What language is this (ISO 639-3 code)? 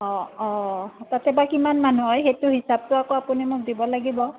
asm